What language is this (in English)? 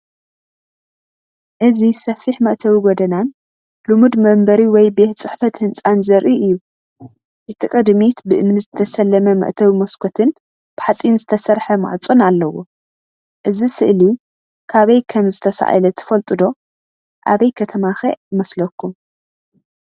Tigrinya